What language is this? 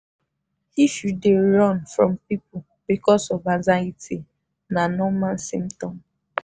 Nigerian Pidgin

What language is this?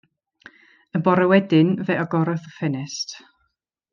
Welsh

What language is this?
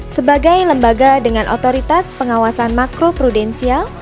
Indonesian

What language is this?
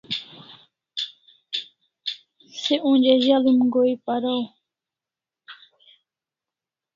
Kalasha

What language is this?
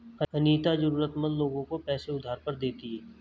Hindi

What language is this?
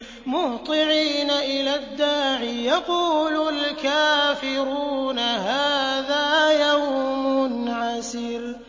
Arabic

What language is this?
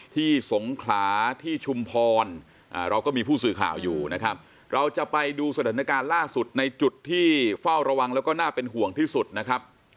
Thai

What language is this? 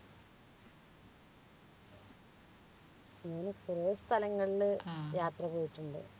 Malayalam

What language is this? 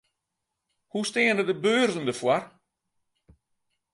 Western Frisian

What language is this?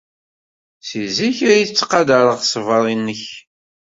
Kabyle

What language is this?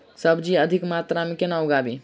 Maithili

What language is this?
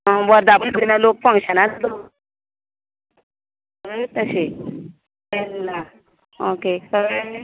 Konkani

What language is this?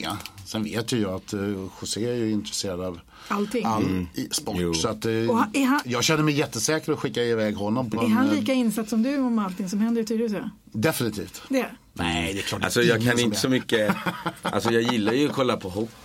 Swedish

